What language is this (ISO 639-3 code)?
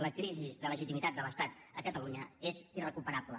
cat